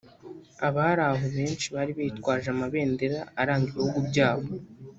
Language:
Kinyarwanda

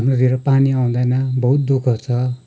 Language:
Nepali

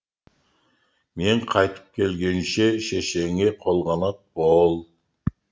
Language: Kazakh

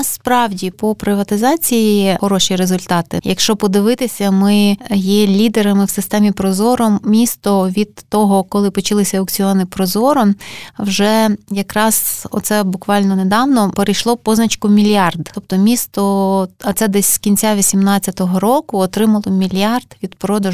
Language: Ukrainian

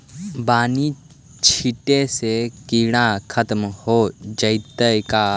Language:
Magahi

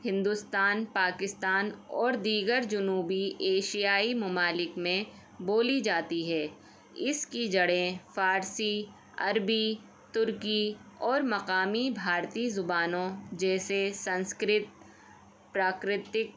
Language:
Urdu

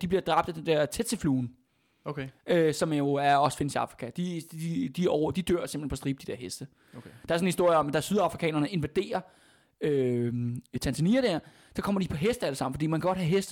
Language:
Danish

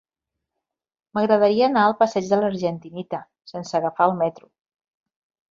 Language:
Catalan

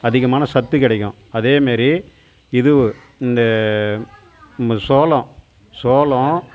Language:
Tamil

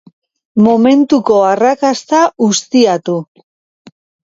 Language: Basque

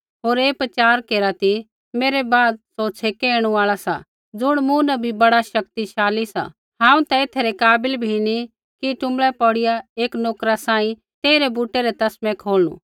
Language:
Kullu Pahari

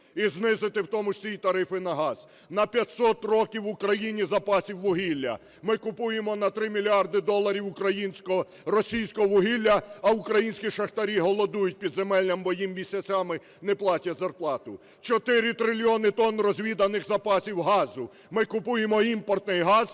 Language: Ukrainian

